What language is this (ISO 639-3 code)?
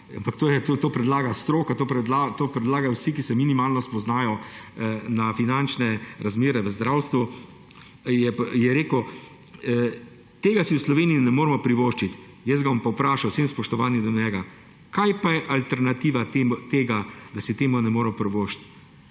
slv